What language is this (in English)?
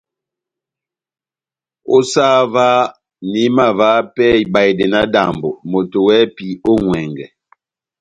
Batanga